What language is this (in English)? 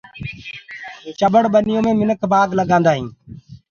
Gurgula